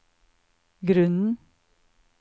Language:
Norwegian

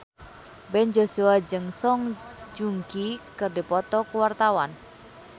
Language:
Sundanese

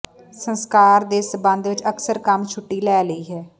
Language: Punjabi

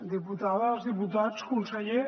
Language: Catalan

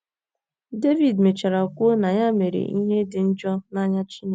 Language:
Igbo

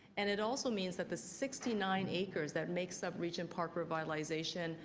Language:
English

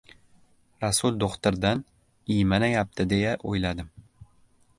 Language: Uzbek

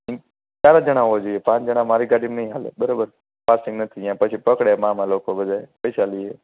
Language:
Gujarati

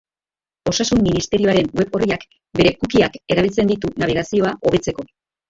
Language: Basque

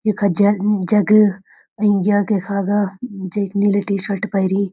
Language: Garhwali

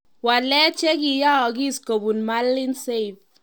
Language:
Kalenjin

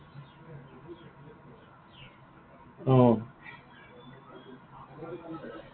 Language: Assamese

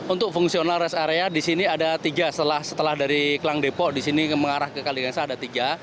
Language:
Indonesian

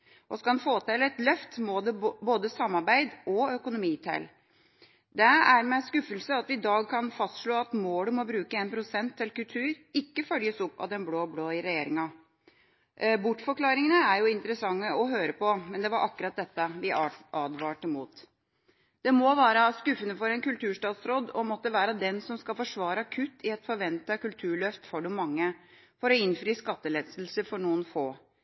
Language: Norwegian Bokmål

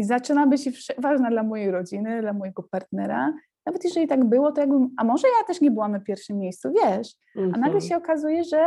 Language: Polish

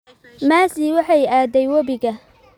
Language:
Somali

